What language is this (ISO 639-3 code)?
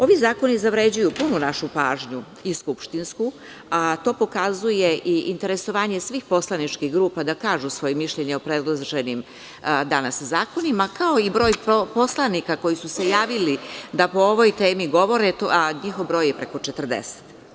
srp